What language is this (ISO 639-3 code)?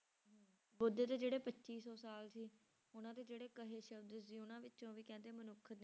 pan